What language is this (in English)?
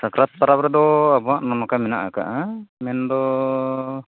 Santali